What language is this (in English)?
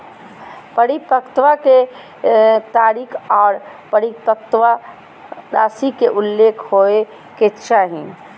Magahi